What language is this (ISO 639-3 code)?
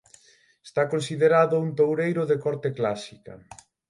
glg